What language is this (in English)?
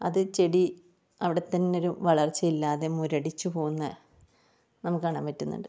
Malayalam